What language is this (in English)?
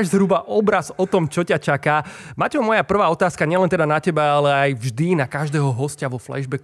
Slovak